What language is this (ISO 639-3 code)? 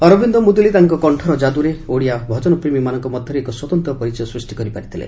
ori